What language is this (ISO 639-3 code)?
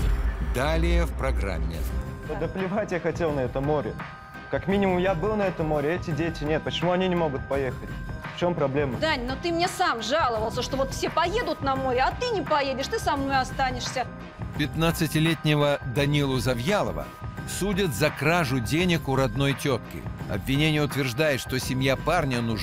rus